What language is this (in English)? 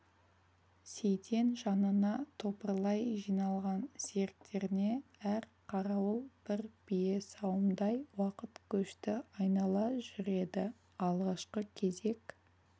Kazakh